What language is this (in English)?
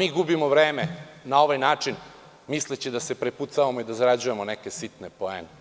Serbian